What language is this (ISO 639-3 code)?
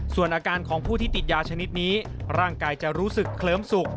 tha